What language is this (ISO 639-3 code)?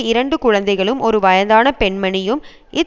tam